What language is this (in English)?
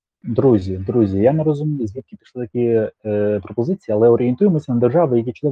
Ukrainian